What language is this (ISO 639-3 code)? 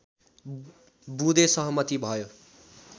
nep